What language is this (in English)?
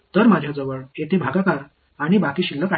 Marathi